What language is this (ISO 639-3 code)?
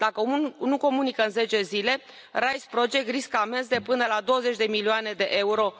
ron